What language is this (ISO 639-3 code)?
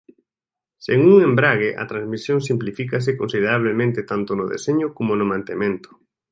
glg